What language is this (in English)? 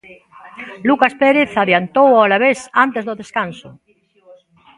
Galician